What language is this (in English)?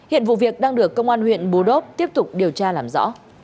Vietnamese